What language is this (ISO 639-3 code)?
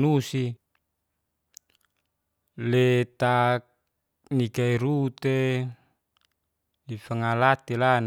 ges